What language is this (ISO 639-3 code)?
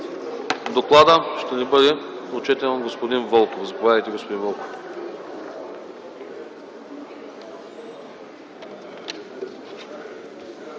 bul